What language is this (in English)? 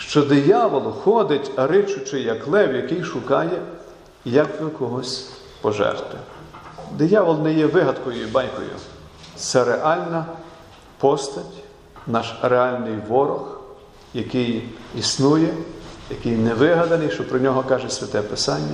Ukrainian